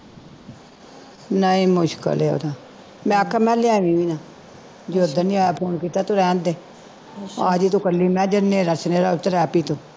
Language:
Punjabi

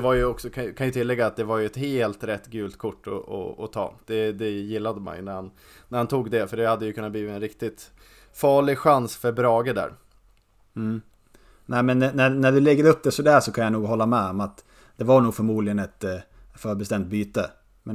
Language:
Swedish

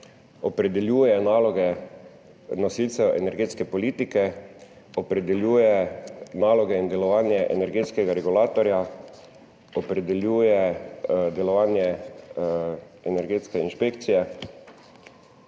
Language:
Slovenian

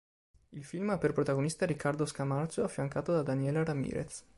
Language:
Italian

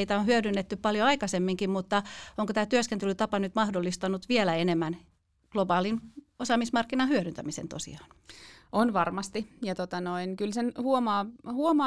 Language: Finnish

